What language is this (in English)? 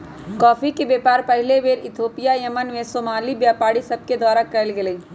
Magahi